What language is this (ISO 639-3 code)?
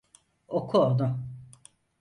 tur